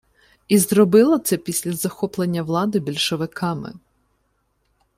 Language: Ukrainian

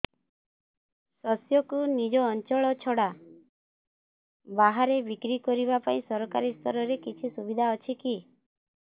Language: Odia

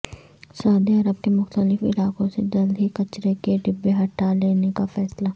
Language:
Urdu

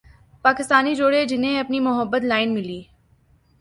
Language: Urdu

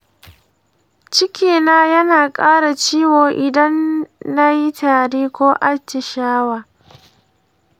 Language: Hausa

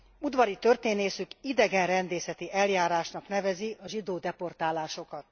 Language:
Hungarian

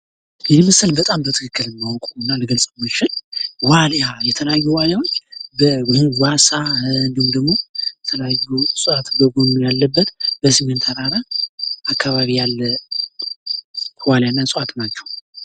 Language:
Amharic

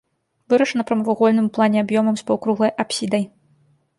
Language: Belarusian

